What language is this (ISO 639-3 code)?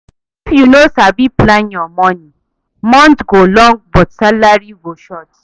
pcm